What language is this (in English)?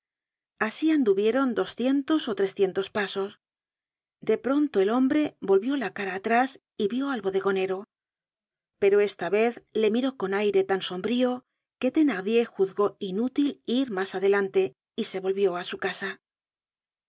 Spanish